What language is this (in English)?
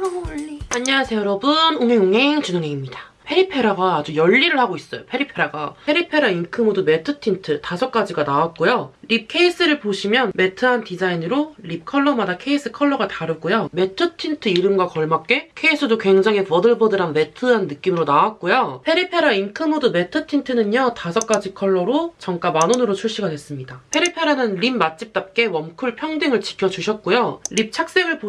Korean